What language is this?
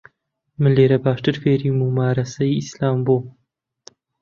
Central Kurdish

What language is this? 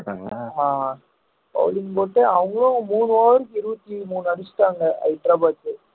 Tamil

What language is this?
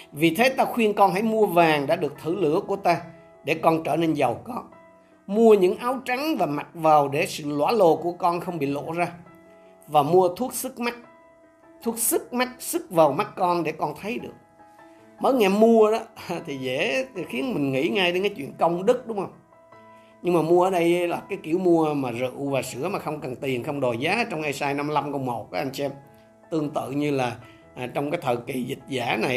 Vietnamese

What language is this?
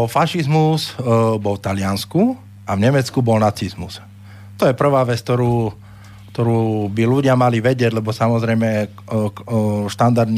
Slovak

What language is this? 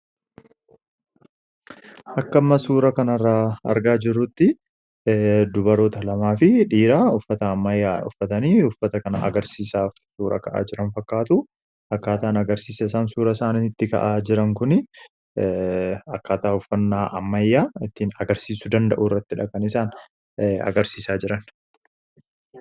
Oromo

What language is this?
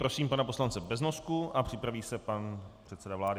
Czech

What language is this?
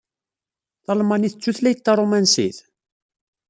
Kabyle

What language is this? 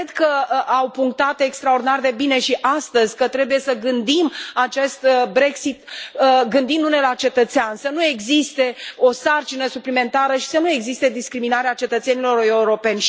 Romanian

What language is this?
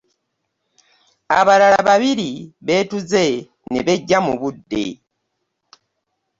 Ganda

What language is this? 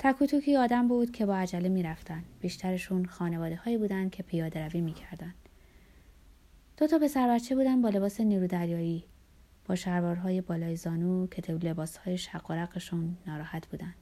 Persian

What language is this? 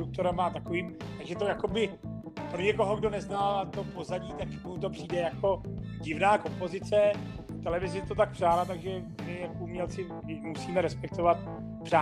Czech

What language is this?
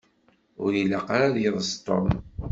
Kabyle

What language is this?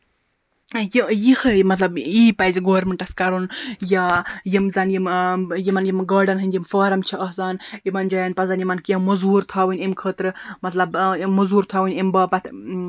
Kashmiri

